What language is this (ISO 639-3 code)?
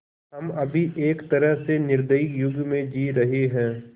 hin